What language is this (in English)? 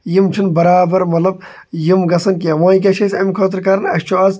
Kashmiri